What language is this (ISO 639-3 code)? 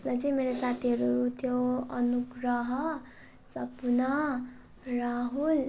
nep